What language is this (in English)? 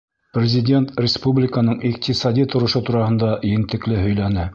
Bashkir